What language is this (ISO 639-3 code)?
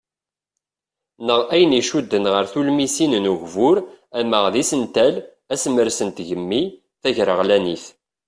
kab